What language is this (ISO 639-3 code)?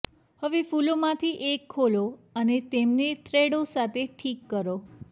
guj